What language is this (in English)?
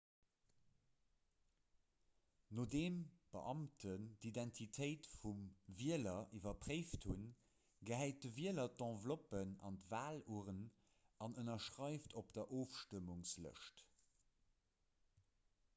Luxembourgish